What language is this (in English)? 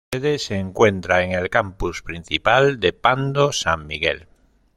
Spanish